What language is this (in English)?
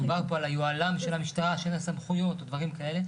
Hebrew